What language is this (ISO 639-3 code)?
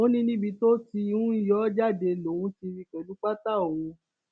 yor